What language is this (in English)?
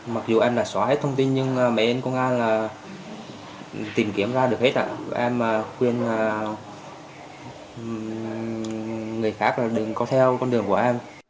Vietnamese